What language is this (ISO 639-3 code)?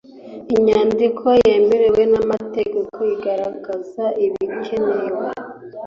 kin